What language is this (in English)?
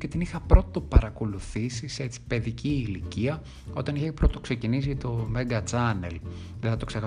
Greek